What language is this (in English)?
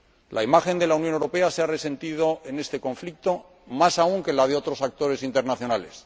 Spanish